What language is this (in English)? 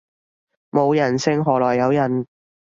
Cantonese